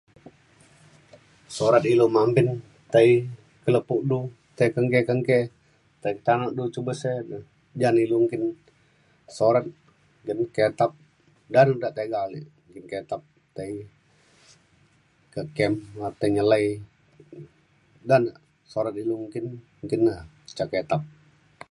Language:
Mainstream Kenyah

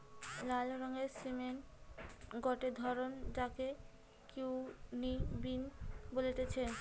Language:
Bangla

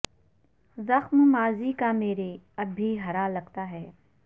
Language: Urdu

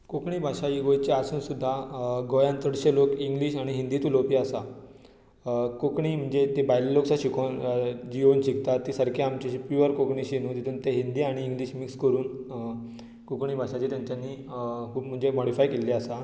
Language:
Konkani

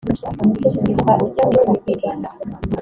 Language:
Kinyarwanda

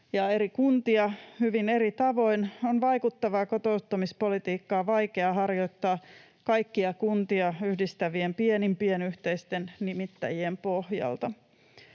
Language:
Finnish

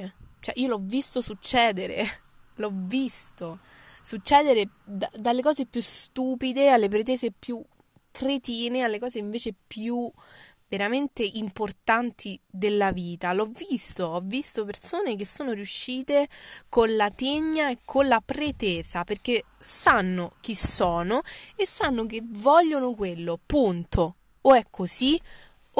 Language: Italian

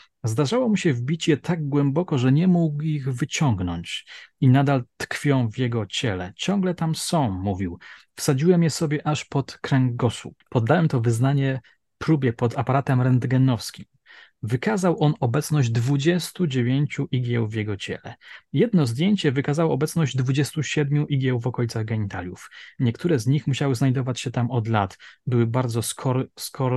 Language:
Polish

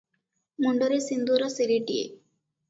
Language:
Odia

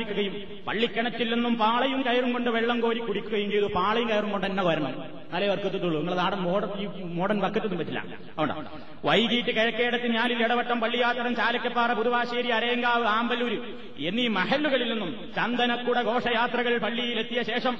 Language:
Malayalam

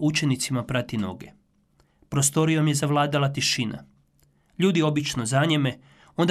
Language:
Croatian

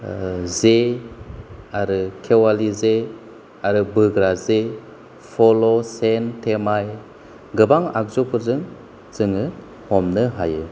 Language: Bodo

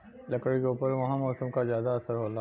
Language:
Bhojpuri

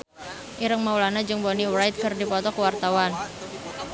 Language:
Sundanese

